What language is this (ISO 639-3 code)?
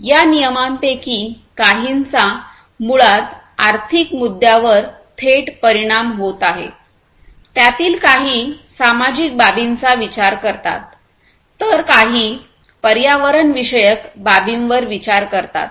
mar